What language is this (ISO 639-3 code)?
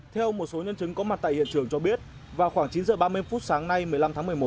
vie